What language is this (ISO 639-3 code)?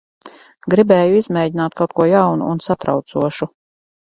lav